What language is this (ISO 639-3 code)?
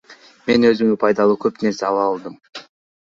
kir